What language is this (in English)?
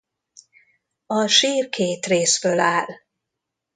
Hungarian